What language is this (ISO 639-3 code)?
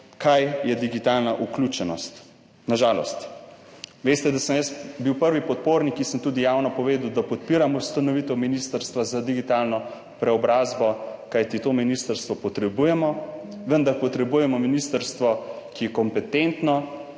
slv